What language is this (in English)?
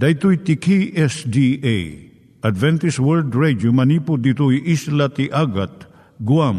Filipino